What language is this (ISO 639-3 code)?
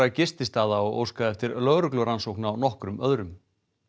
isl